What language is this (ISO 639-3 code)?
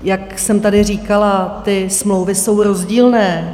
ces